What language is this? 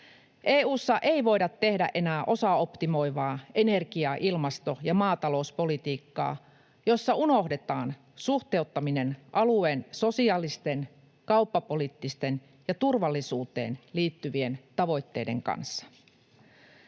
Finnish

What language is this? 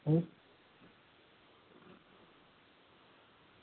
Gujarati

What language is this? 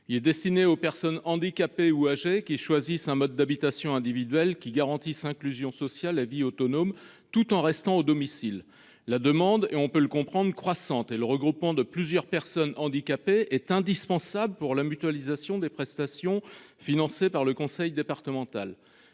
French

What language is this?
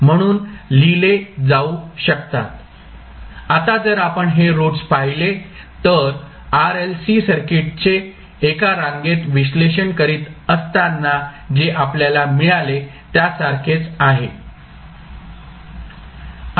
Marathi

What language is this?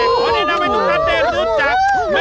Thai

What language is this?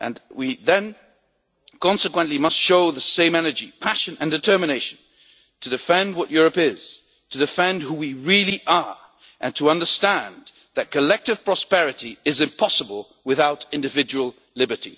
English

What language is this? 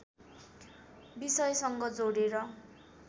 Nepali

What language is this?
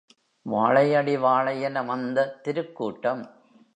Tamil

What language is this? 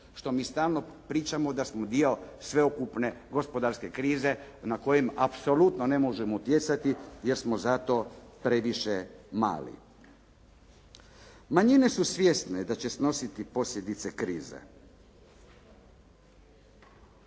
Croatian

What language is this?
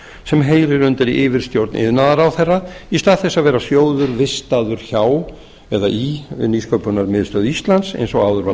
Icelandic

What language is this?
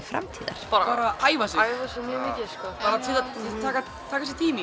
Icelandic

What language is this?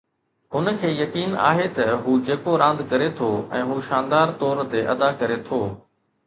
Sindhi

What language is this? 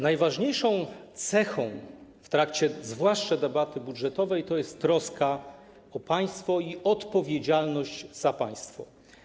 Polish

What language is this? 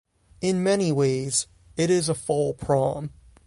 English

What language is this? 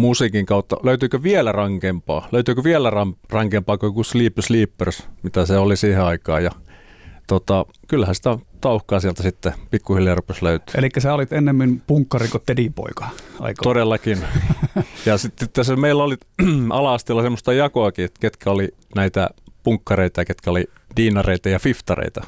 Finnish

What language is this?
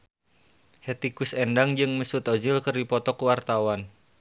Sundanese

